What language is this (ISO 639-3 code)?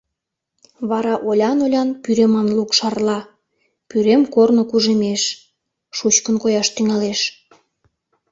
chm